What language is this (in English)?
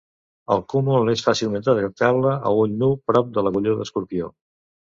Catalan